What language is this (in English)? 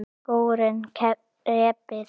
Icelandic